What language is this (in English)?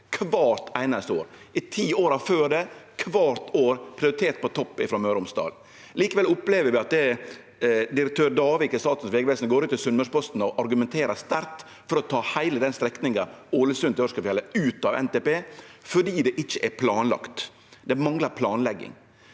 Norwegian